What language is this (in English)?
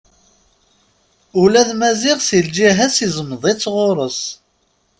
Kabyle